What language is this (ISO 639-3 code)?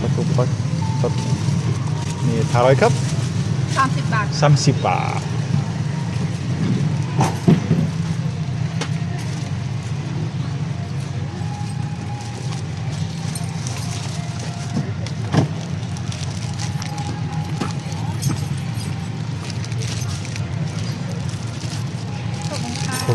ind